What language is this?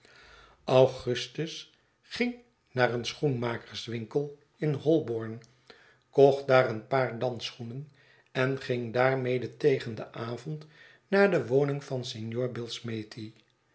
Dutch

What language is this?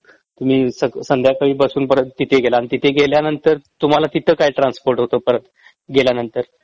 Marathi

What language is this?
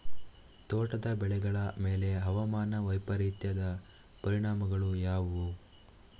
Kannada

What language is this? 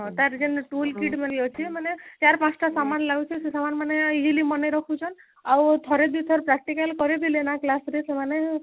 Odia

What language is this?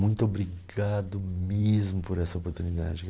Portuguese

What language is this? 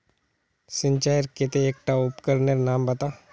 Magahi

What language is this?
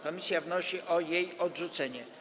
Polish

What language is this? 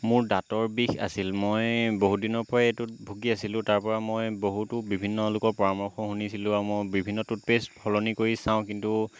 Assamese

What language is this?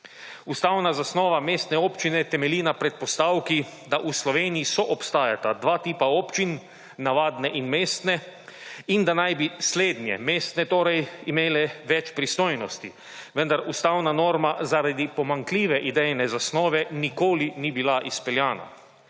Slovenian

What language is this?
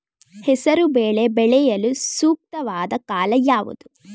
Kannada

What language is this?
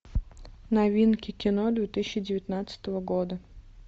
Russian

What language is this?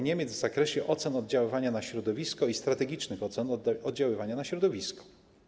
Polish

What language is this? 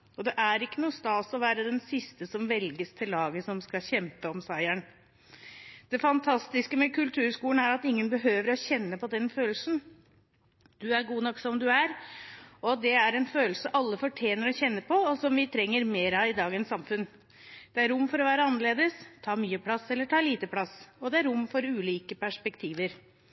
Norwegian Bokmål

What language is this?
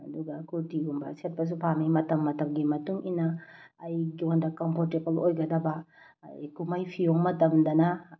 Manipuri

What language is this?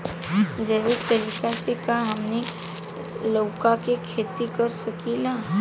Bhojpuri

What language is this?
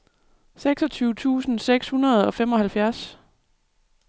Danish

